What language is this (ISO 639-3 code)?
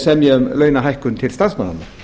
isl